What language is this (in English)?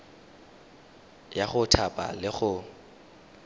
Tswana